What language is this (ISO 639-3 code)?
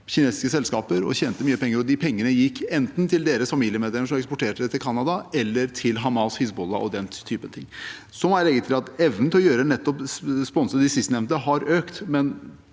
nor